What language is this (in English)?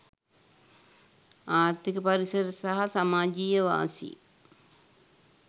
Sinhala